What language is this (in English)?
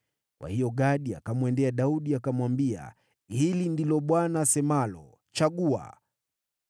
Swahili